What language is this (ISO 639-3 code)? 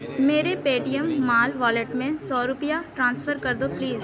urd